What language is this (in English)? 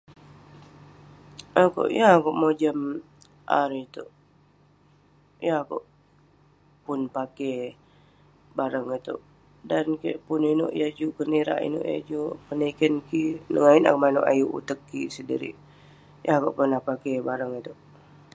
Western Penan